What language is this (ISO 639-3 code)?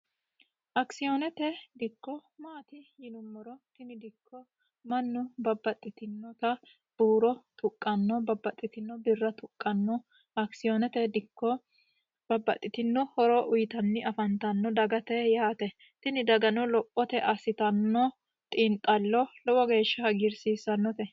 sid